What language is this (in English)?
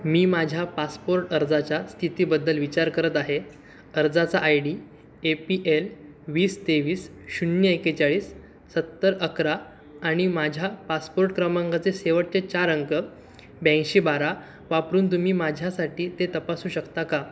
Marathi